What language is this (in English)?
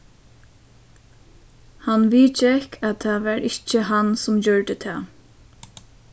Faroese